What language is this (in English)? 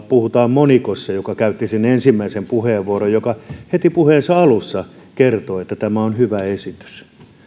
Finnish